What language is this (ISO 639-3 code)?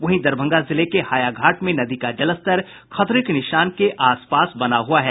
hin